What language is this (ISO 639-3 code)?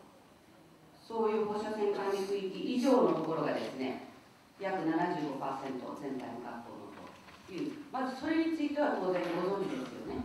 jpn